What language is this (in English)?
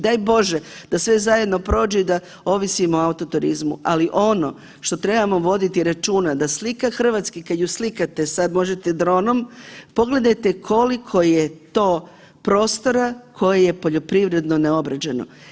Croatian